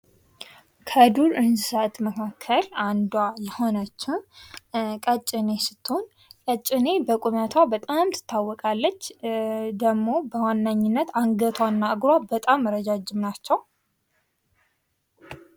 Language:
Amharic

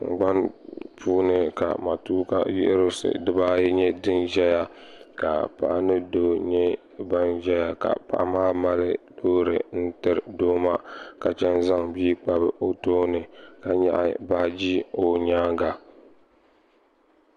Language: Dagbani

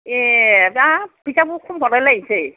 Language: Bodo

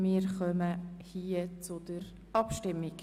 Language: Swiss German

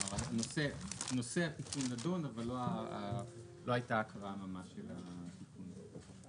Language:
Hebrew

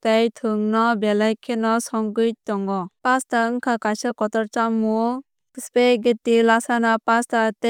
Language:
Kok Borok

